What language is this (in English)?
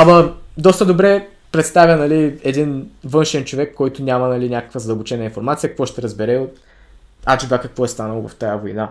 Bulgarian